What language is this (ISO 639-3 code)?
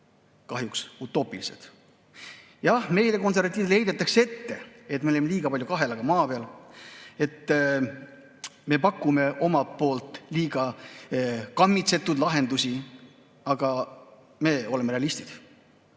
est